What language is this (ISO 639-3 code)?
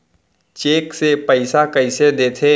hne